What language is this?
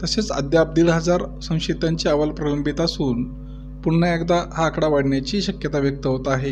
Marathi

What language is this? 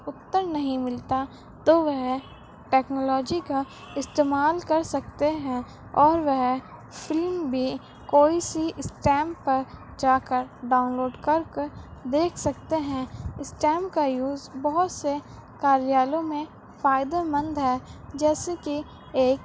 Urdu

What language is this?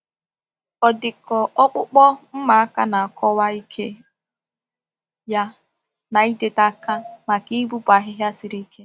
Igbo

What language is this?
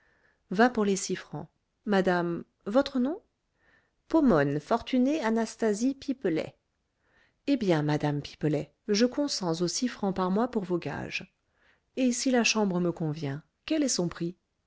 French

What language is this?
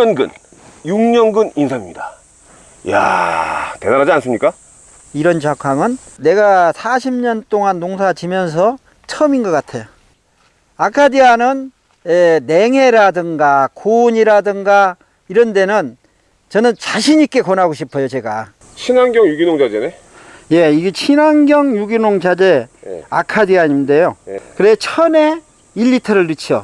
Korean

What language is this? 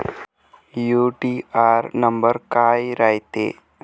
Marathi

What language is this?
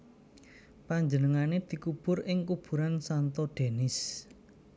Javanese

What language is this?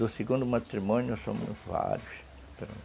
Portuguese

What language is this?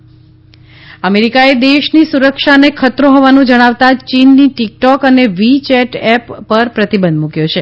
Gujarati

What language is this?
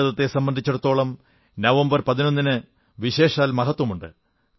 Malayalam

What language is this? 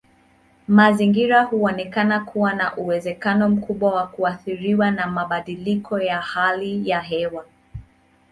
Swahili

